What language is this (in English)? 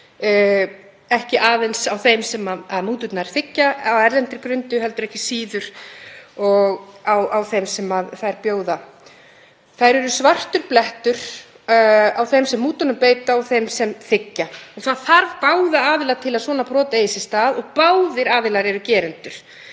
Icelandic